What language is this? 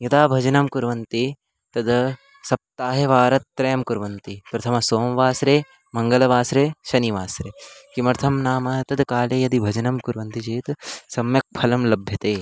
Sanskrit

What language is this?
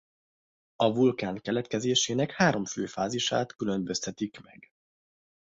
Hungarian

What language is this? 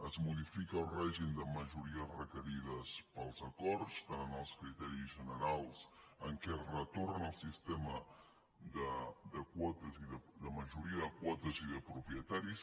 Catalan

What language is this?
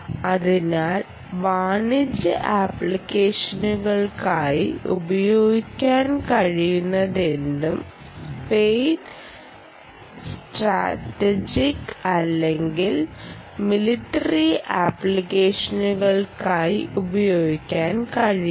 Malayalam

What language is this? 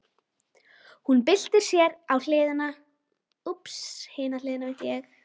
Icelandic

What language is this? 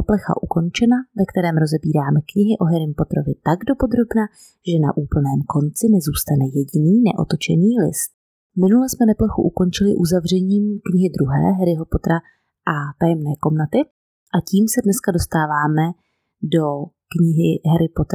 Czech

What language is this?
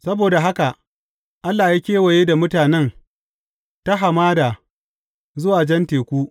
Hausa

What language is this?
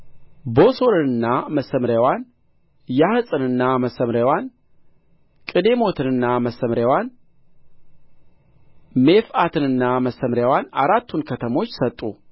Amharic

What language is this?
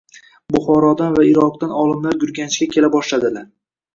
Uzbek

